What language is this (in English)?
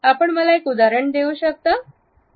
Marathi